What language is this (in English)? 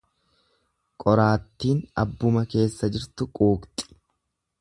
Oromo